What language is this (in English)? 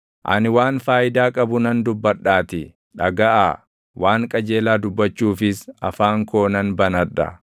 Oromo